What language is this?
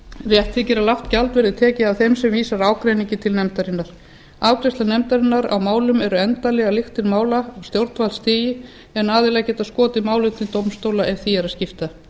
Icelandic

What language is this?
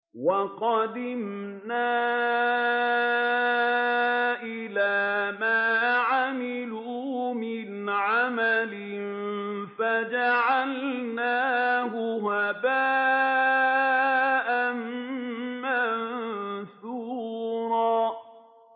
Arabic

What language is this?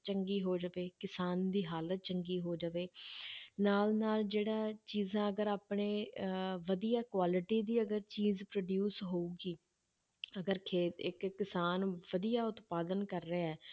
Punjabi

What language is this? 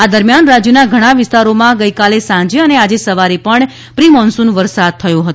Gujarati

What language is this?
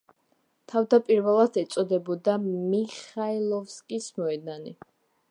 Georgian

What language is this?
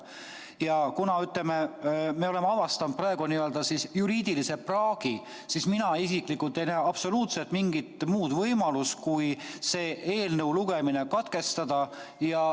Estonian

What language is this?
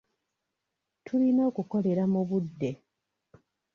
Ganda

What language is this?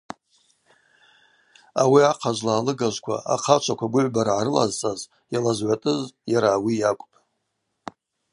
Abaza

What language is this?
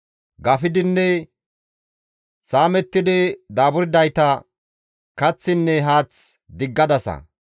Gamo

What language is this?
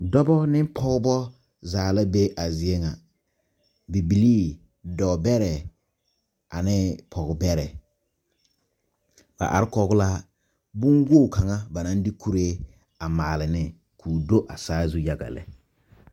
Southern Dagaare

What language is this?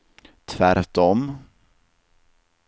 Swedish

